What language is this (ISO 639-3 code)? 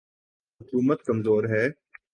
urd